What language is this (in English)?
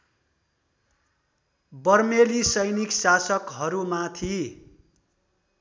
Nepali